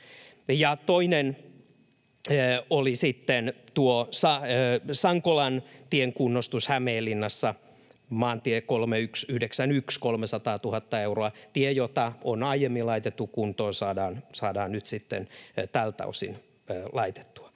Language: Finnish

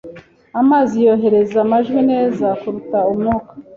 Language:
Kinyarwanda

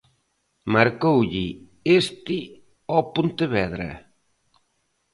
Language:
Galician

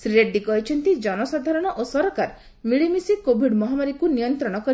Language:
Odia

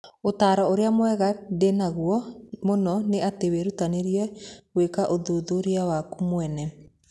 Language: Kikuyu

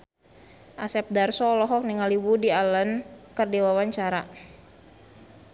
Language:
Sundanese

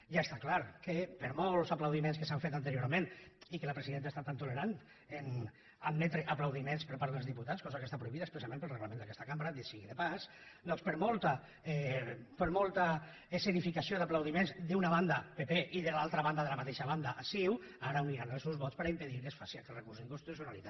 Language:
Catalan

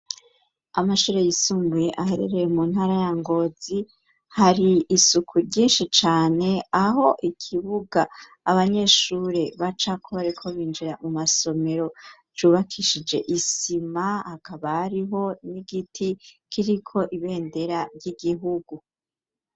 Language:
Rundi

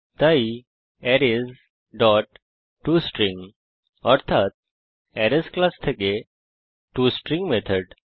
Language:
Bangla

